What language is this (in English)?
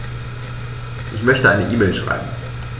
German